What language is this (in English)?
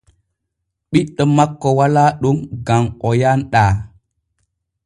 Borgu Fulfulde